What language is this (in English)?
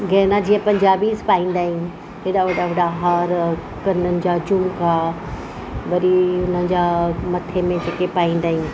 Sindhi